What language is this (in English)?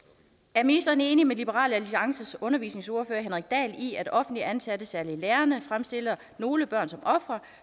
Danish